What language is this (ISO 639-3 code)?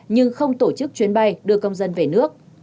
vie